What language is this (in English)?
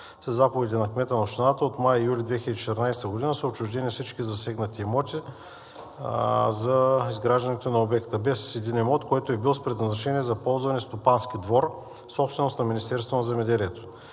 Bulgarian